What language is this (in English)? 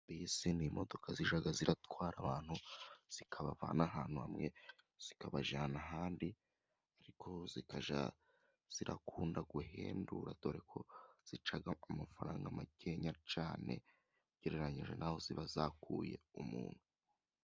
Kinyarwanda